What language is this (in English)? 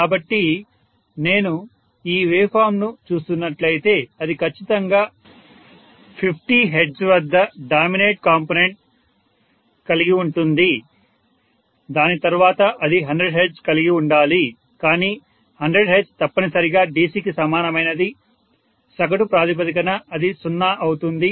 Telugu